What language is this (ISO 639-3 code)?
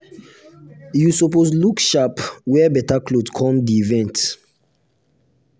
pcm